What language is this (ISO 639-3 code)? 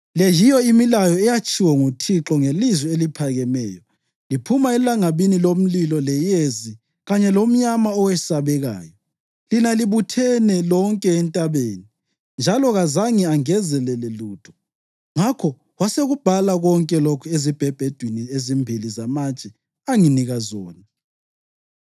nde